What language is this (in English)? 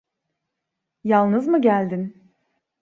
Turkish